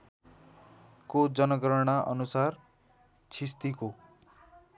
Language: Nepali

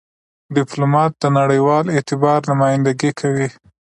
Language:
Pashto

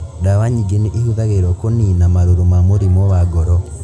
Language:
Kikuyu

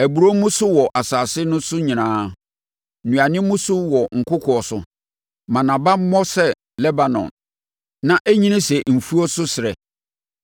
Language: Akan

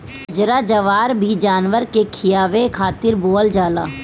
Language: Bhojpuri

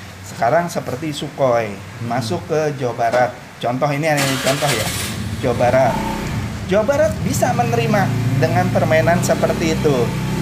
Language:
Indonesian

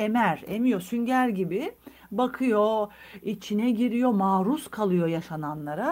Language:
Turkish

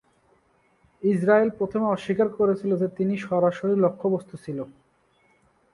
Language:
Bangla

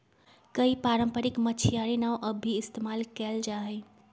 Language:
Magahi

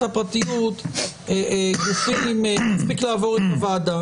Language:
Hebrew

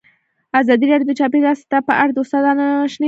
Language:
Pashto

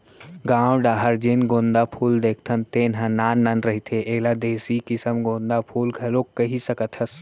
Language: Chhattisgarhi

